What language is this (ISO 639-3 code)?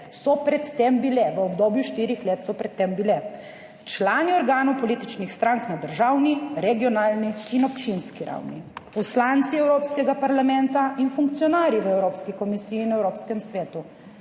slv